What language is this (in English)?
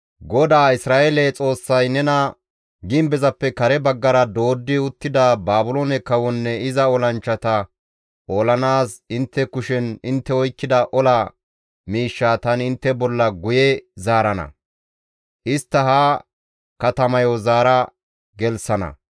Gamo